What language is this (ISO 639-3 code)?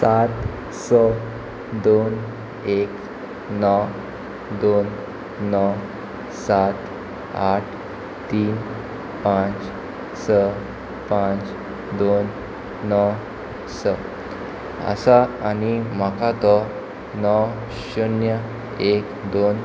kok